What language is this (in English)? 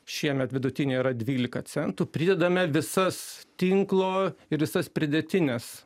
Lithuanian